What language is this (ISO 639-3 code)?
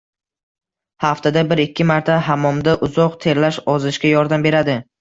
uzb